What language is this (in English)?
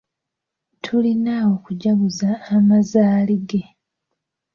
Ganda